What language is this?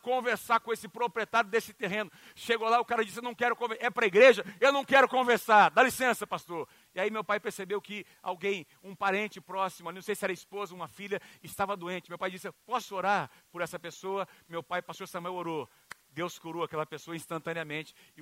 Portuguese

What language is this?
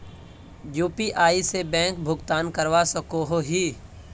Magahi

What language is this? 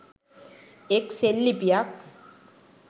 Sinhala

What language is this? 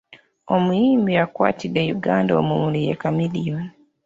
Ganda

